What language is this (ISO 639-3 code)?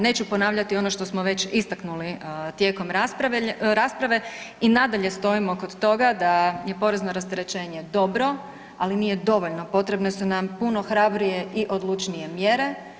hrv